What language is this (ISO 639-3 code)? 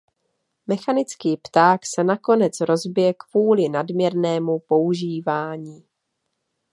ces